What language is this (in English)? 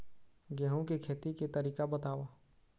Chhattisgarhi